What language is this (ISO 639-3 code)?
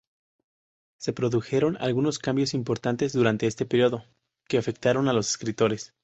spa